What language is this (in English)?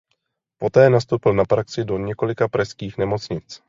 Czech